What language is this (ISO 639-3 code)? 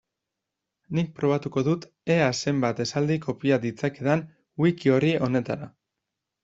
eus